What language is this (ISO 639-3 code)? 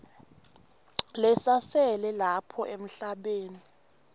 ssw